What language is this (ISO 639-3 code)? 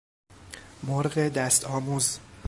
fas